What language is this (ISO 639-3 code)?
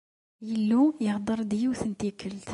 kab